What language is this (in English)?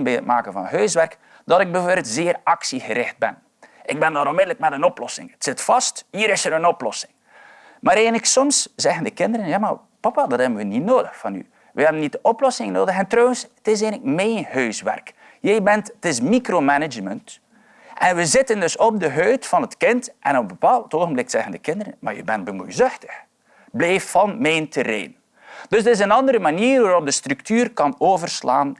Dutch